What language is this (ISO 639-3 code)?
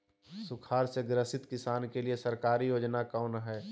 mag